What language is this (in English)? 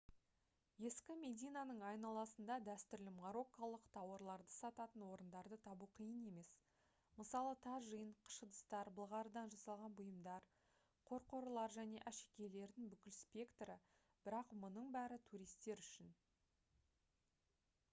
Kazakh